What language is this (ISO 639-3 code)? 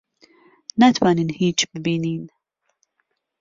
ckb